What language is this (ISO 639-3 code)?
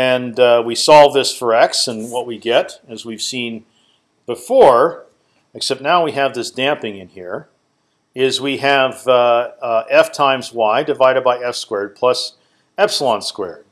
eng